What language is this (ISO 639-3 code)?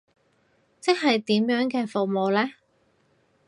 yue